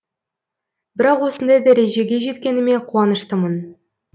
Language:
Kazakh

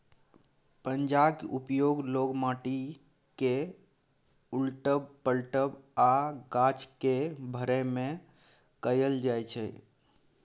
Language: Maithili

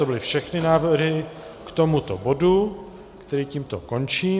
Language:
Czech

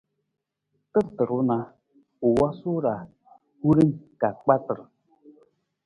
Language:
Nawdm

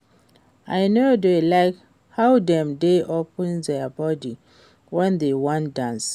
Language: Nigerian Pidgin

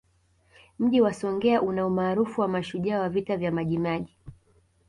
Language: Swahili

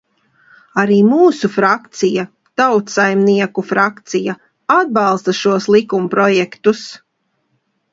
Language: Latvian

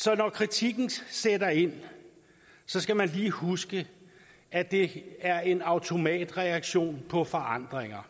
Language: Danish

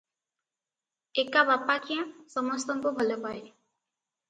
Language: Odia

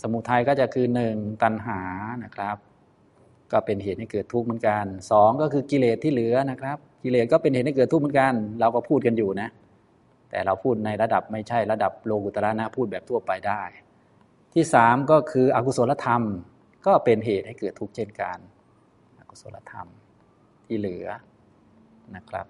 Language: Thai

